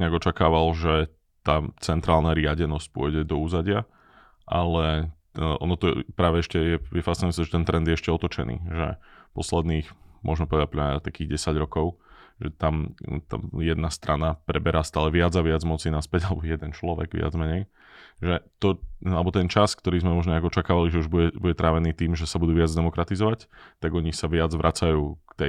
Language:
Slovak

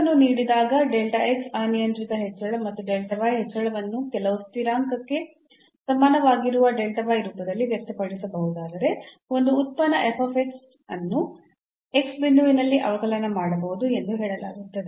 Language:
Kannada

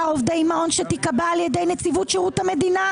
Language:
Hebrew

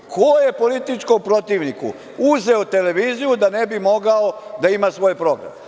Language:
Serbian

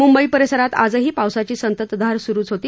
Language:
Marathi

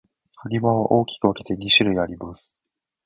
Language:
Japanese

